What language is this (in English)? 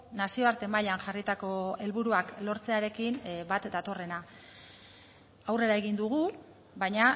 Basque